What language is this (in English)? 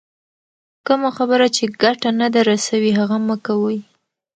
Pashto